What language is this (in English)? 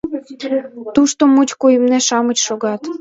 Mari